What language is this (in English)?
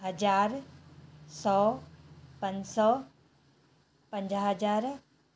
Sindhi